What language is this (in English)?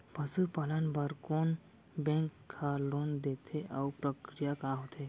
Chhattisgarhi